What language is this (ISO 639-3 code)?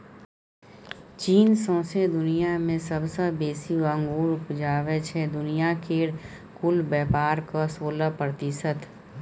mai